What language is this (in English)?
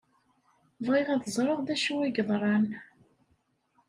Kabyle